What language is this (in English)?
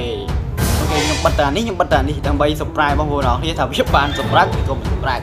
Thai